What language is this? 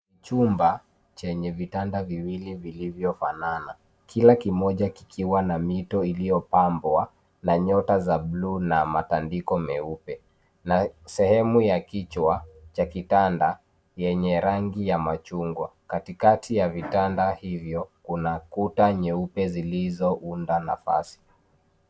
Swahili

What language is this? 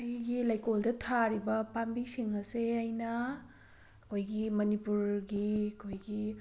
Manipuri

